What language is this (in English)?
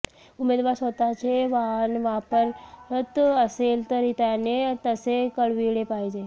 Marathi